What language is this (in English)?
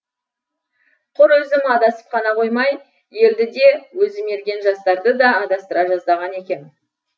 Kazakh